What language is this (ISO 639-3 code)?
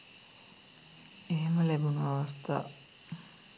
sin